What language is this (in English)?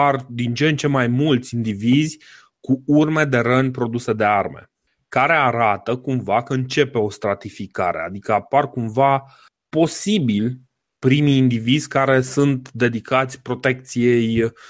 Romanian